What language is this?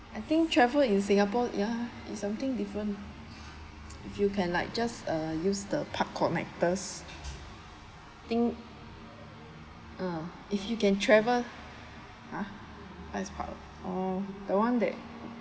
English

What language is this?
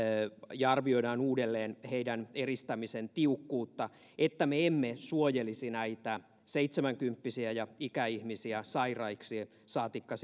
Finnish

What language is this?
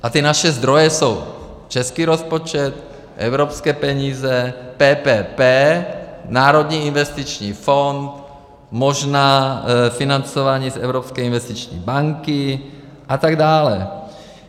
Czech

